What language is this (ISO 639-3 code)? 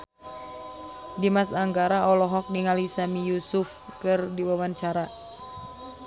sun